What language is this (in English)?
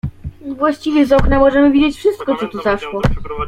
Polish